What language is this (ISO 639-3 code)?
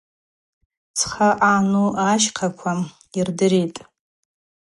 abq